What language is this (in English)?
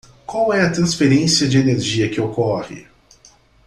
Portuguese